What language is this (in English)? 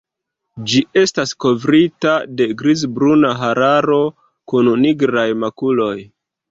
Esperanto